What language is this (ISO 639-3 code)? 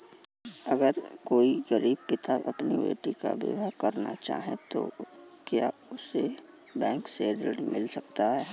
hin